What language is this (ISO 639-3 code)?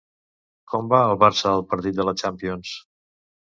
cat